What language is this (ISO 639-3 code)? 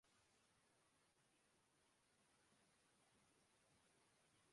urd